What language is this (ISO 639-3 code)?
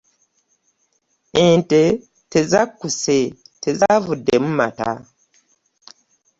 lug